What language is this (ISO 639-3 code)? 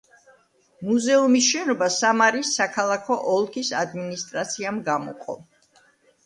kat